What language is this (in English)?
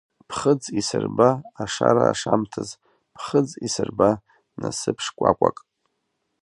Abkhazian